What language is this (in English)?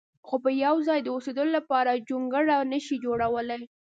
Pashto